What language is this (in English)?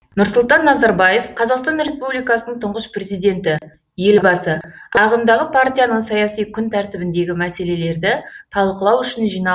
Kazakh